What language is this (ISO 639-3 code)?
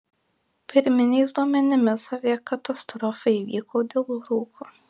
lit